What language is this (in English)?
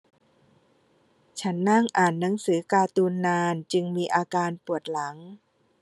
Thai